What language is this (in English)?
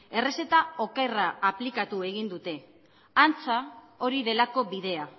Basque